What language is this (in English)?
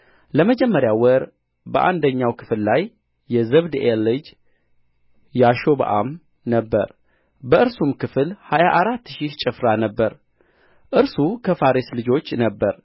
Amharic